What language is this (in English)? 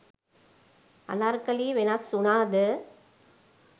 Sinhala